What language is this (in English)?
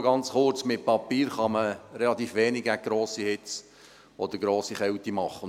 Swiss German